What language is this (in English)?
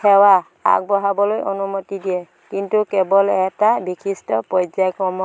Assamese